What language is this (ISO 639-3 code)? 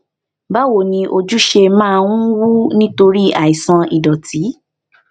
yor